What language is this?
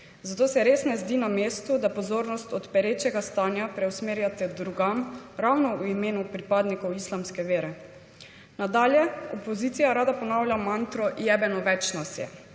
Slovenian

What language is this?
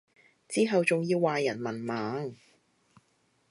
Cantonese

